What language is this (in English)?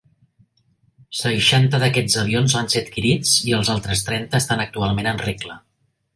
Catalan